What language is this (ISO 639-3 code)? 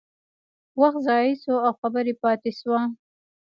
pus